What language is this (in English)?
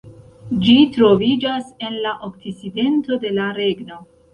Esperanto